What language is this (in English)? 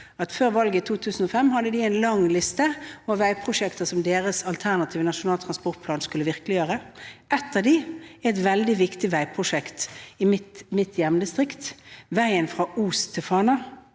Norwegian